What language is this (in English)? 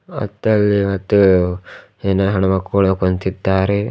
Kannada